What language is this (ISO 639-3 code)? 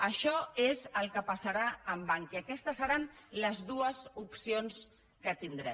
cat